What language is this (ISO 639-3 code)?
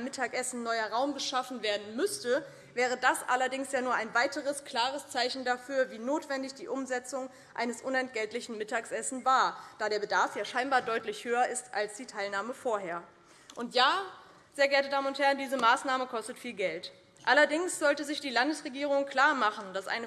deu